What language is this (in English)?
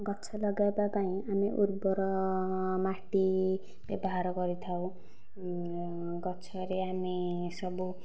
Odia